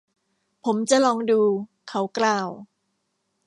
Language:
Thai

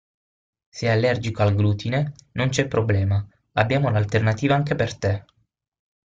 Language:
Italian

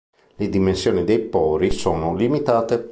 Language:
Italian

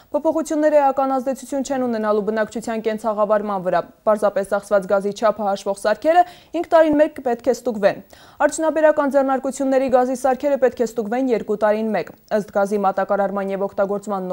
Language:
Romanian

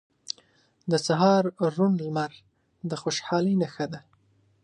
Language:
Pashto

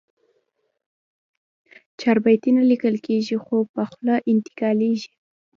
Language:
Pashto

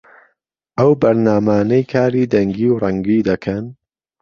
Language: Central Kurdish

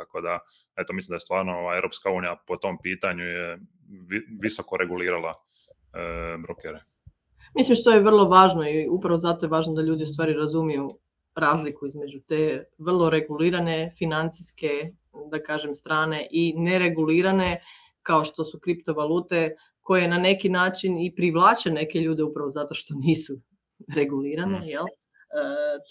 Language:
Croatian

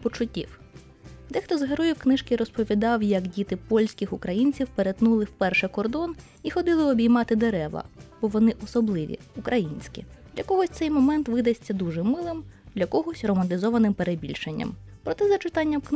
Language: Ukrainian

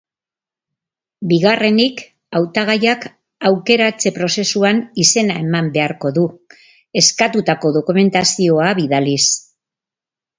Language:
Basque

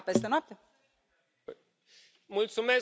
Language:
Romanian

